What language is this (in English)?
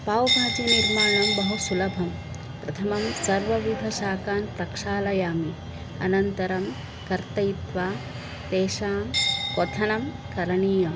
Sanskrit